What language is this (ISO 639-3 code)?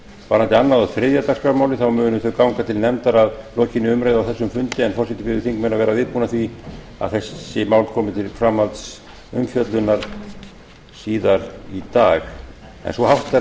isl